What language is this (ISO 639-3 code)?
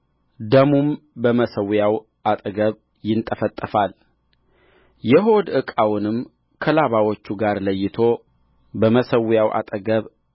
amh